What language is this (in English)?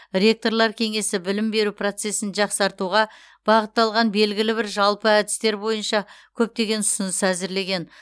Kazakh